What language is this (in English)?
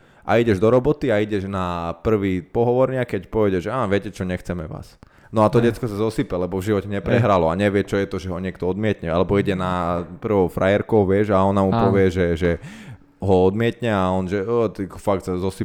Slovak